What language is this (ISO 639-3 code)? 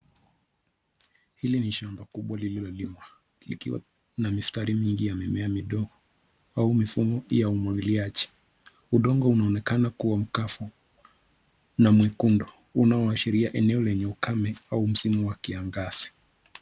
swa